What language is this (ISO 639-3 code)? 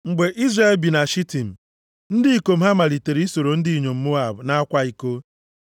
ibo